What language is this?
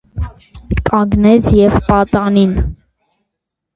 Armenian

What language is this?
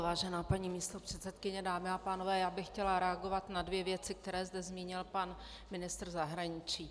Czech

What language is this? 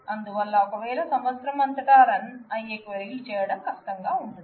Telugu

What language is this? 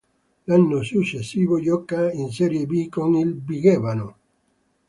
Italian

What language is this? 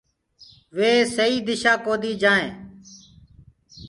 Gurgula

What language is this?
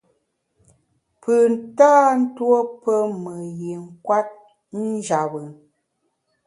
Bamun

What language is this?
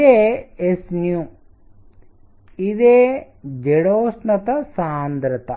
Telugu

